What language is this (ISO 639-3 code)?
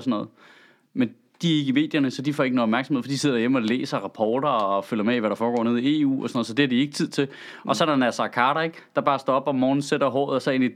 dan